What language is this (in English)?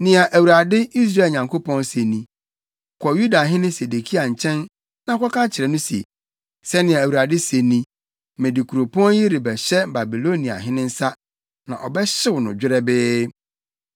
Akan